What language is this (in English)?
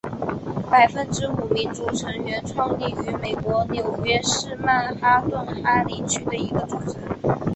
Chinese